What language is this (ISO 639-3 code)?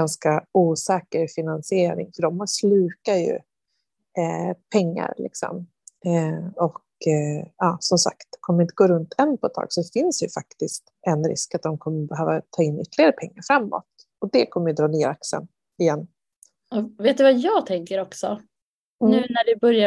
swe